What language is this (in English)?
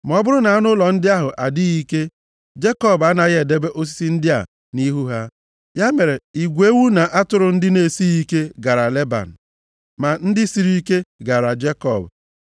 Igbo